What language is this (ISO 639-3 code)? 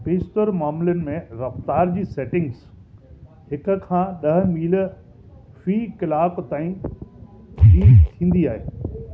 snd